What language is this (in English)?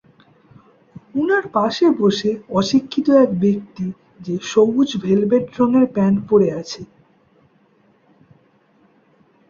Bangla